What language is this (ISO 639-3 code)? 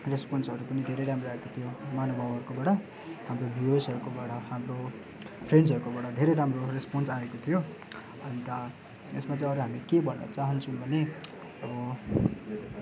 nep